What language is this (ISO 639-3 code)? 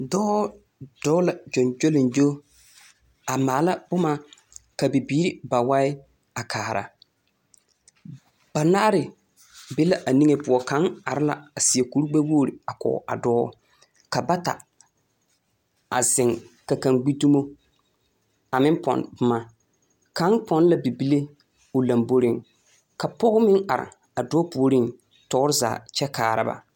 dga